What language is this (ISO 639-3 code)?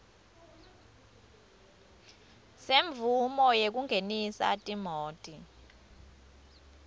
ssw